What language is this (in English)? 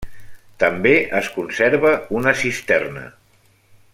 Catalan